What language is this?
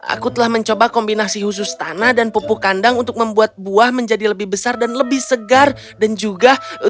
Indonesian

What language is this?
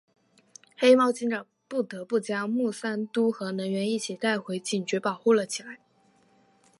Chinese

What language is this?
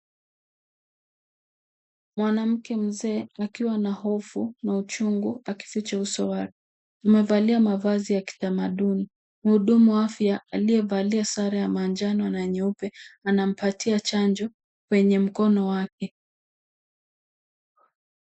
Swahili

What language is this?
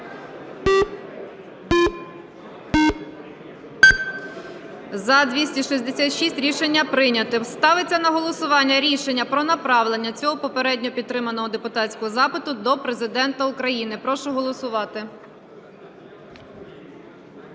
Ukrainian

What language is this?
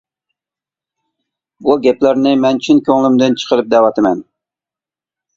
Uyghur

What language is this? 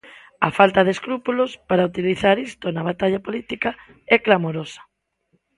Galician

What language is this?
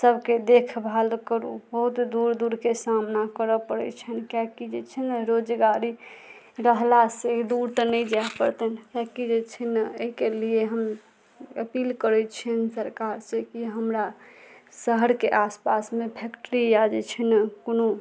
Maithili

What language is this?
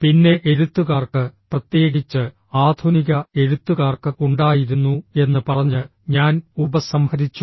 Malayalam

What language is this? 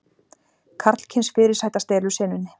Icelandic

